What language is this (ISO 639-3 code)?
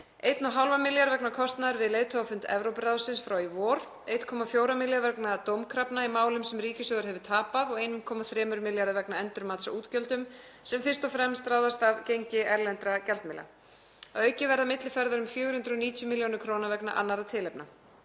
isl